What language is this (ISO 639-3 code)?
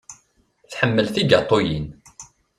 kab